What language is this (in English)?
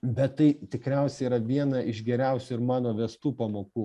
Lithuanian